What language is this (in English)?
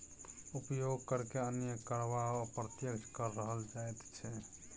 Maithili